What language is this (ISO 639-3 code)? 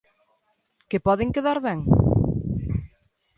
glg